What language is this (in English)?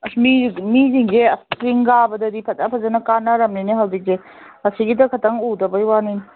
Manipuri